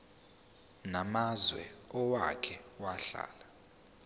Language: Zulu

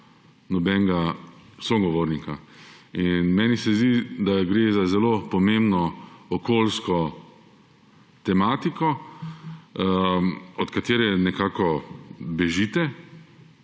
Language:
Slovenian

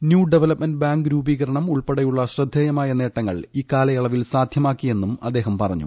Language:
Malayalam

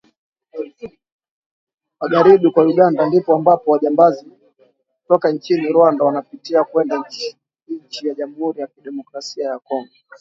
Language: Swahili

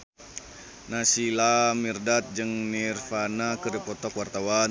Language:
Sundanese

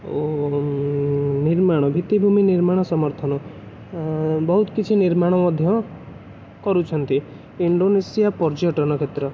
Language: Odia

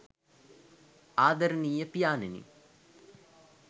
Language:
Sinhala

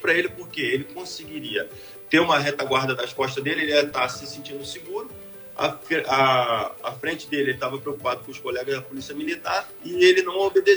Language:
Portuguese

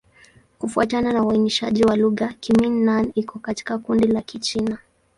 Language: Swahili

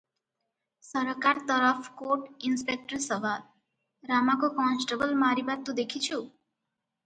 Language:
Odia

